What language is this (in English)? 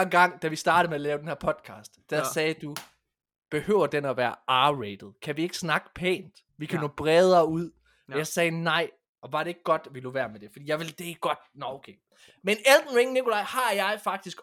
Danish